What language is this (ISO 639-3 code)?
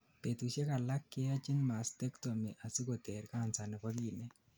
kln